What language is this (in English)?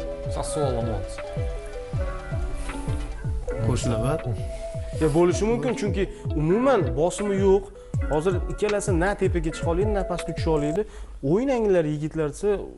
Turkish